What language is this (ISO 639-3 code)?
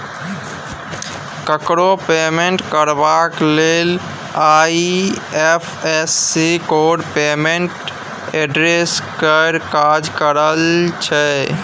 mai